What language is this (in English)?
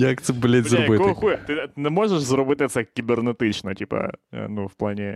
Ukrainian